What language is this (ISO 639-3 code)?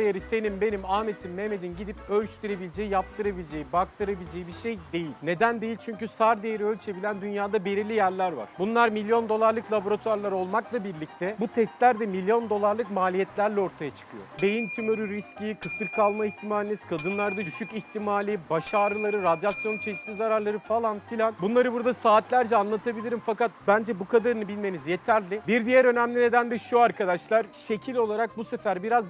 tur